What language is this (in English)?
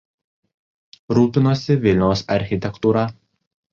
Lithuanian